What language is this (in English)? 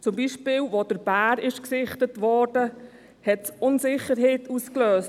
Swiss German